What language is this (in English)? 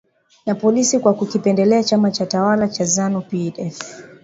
Swahili